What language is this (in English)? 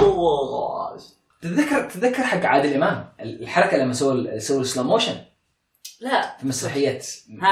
Arabic